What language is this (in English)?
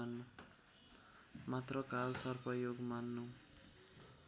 Nepali